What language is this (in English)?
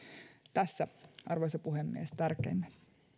Finnish